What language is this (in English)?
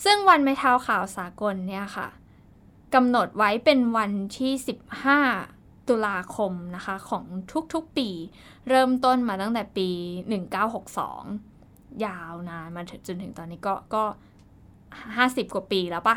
Thai